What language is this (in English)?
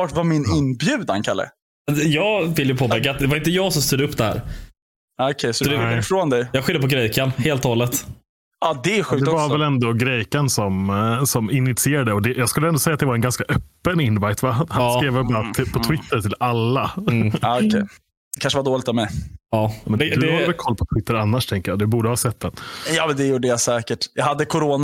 Swedish